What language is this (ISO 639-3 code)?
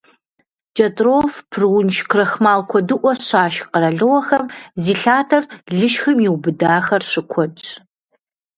kbd